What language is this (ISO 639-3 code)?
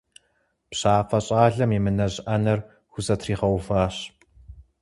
kbd